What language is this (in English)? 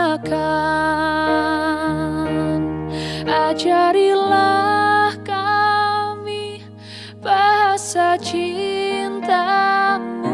Indonesian